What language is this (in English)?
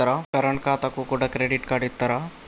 Telugu